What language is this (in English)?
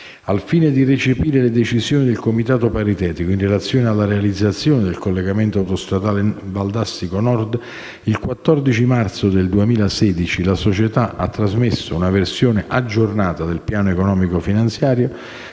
Italian